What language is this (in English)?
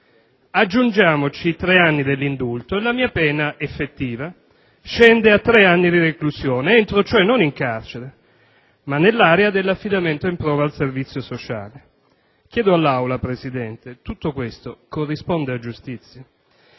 Italian